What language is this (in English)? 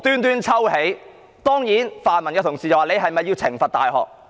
Cantonese